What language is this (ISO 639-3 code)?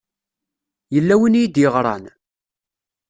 kab